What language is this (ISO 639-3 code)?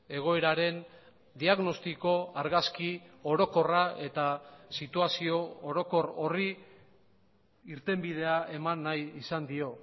eus